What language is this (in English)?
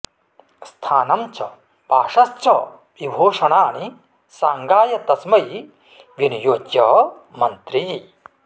Sanskrit